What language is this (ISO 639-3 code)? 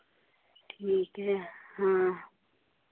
hin